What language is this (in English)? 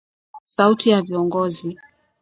Swahili